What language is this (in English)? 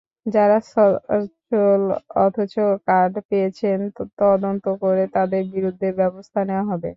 Bangla